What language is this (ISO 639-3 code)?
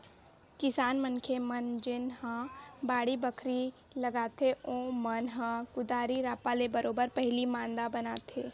hne